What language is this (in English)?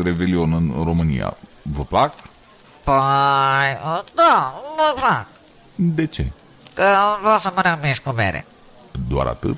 Romanian